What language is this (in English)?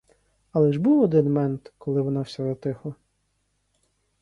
Ukrainian